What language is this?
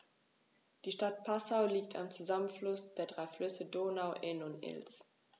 German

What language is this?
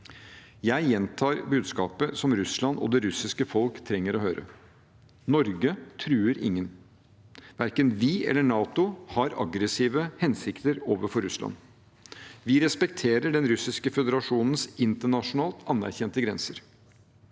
Norwegian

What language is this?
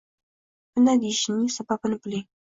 Uzbek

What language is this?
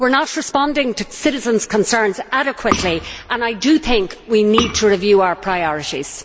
English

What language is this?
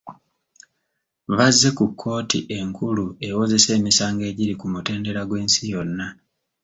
Ganda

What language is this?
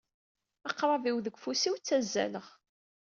Kabyle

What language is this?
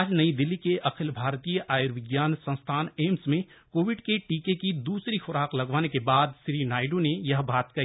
Hindi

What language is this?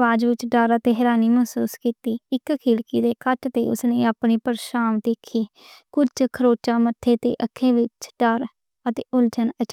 Western Panjabi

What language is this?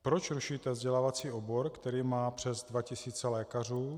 Czech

